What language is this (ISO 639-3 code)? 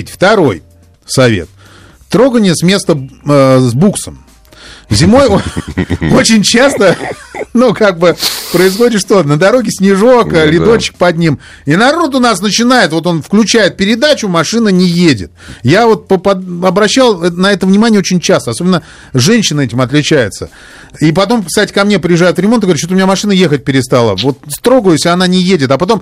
rus